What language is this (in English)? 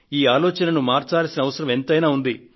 Telugu